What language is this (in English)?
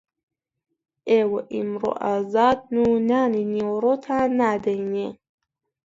Central Kurdish